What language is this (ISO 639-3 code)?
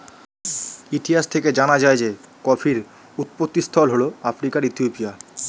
ben